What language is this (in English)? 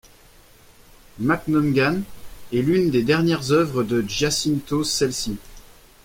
French